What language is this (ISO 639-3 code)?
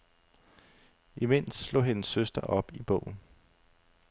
dan